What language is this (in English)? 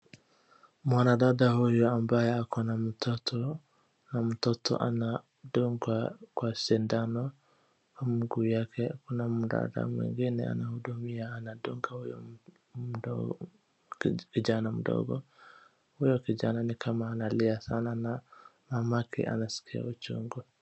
Swahili